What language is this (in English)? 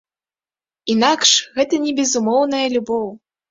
Belarusian